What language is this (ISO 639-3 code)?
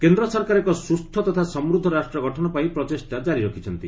ori